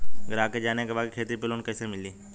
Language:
Bhojpuri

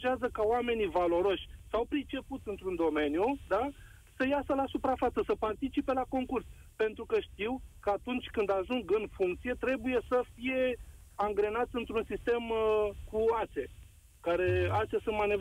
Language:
Romanian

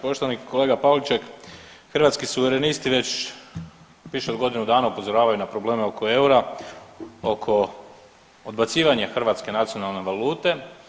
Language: Croatian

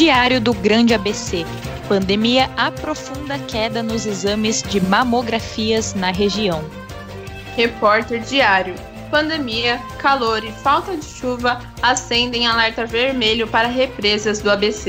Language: Portuguese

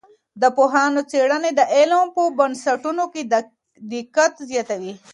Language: Pashto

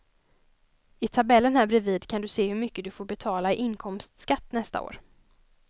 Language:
Swedish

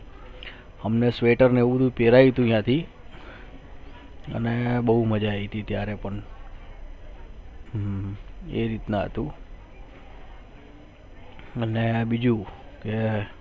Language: Gujarati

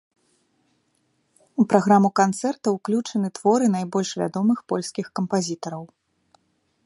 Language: Belarusian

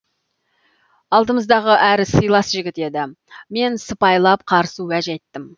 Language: Kazakh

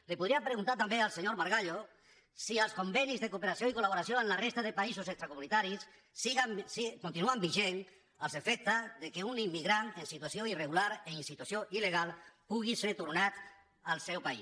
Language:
Catalan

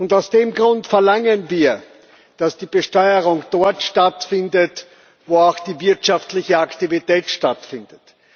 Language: German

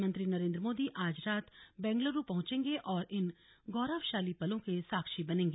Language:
Hindi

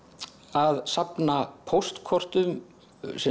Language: Icelandic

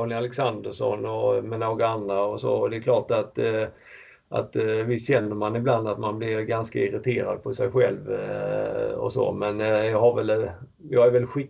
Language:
Swedish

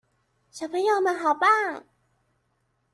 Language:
Chinese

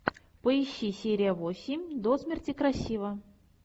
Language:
Russian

